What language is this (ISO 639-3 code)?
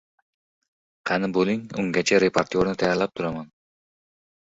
uzb